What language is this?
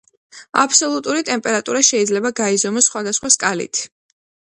Georgian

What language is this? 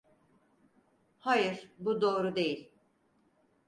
Turkish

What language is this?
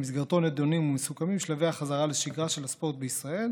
Hebrew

